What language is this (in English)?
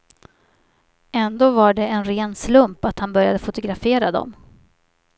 Swedish